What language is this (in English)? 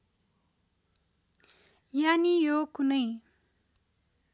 Nepali